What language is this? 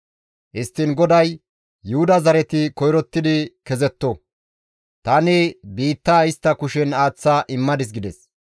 Gamo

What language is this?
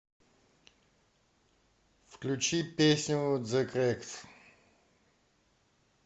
Russian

